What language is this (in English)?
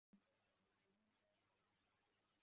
Kinyarwanda